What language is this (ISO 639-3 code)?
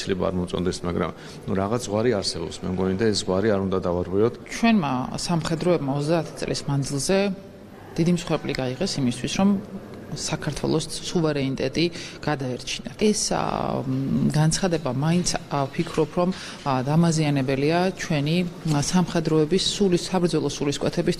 ron